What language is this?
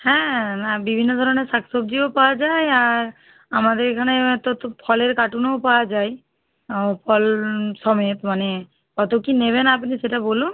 Bangla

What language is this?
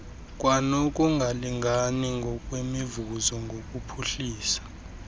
Xhosa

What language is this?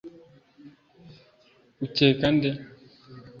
Kinyarwanda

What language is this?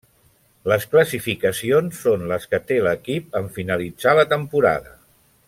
Catalan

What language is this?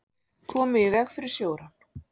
Icelandic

